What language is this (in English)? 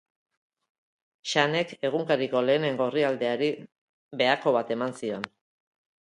Basque